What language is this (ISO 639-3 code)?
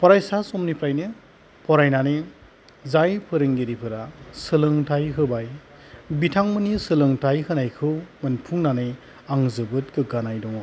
brx